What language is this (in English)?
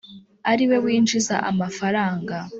Kinyarwanda